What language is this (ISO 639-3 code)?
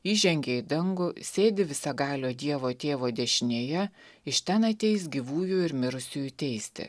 lit